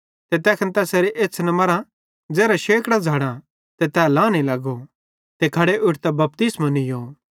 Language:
Bhadrawahi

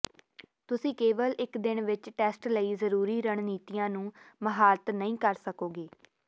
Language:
Punjabi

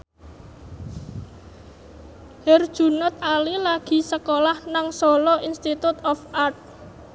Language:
Javanese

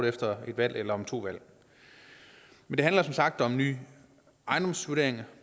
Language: Danish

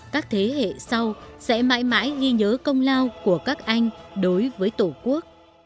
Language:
Vietnamese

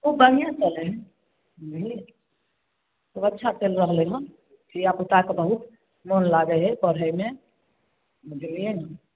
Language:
Maithili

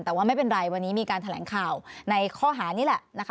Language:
Thai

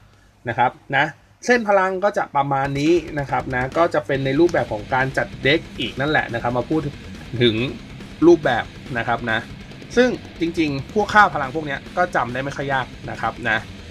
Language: Thai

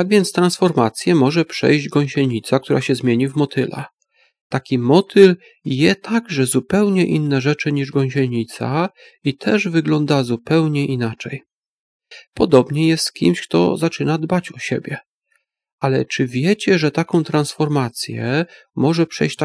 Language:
Polish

